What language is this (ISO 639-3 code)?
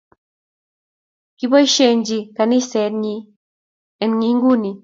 kln